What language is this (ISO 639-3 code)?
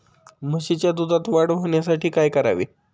mar